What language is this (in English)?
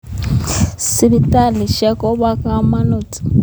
Kalenjin